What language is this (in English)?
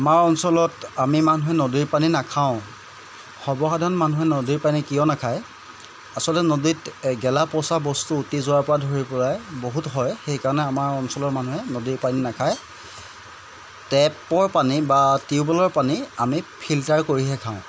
Assamese